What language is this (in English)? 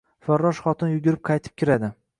Uzbek